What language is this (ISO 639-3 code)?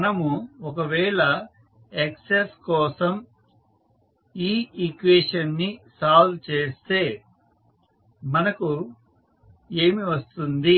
tel